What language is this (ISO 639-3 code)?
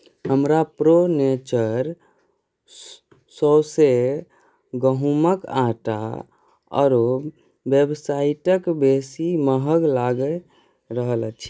mai